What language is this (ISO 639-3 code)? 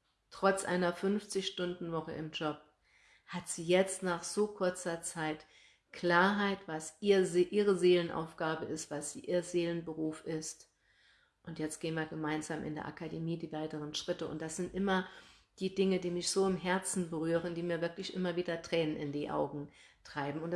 deu